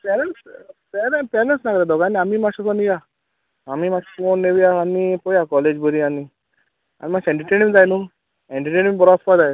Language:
Konkani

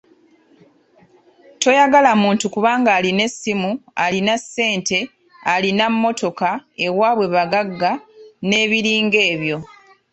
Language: Ganda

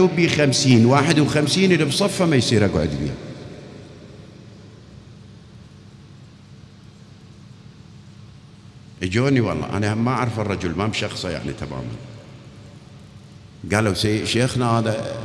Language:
Arabic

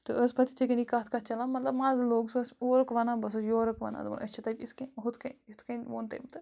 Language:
Kashmiri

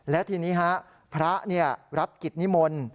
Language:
Thai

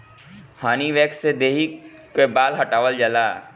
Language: Bhojpuri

